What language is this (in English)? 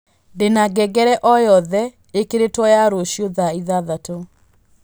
Kikuyu